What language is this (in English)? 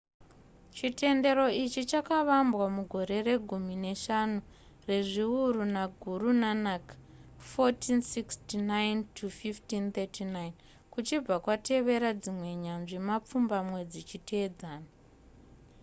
Shona